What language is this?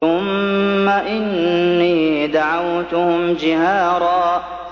Arabic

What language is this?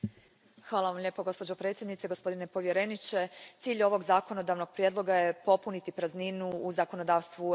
Croatian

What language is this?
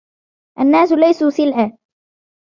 Arabic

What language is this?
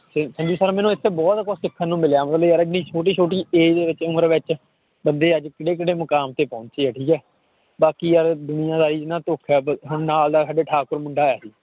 Punjabi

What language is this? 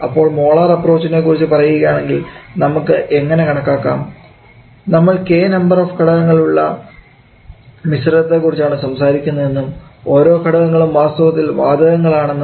Malayalam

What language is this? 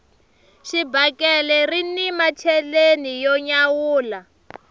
Tsonga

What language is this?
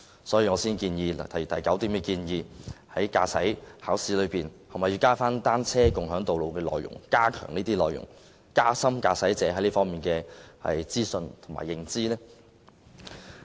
Cantonese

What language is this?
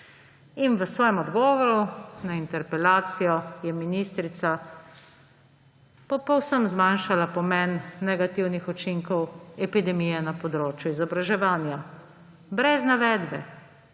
Slovenian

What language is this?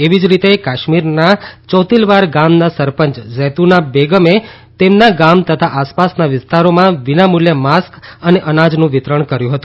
Gujarati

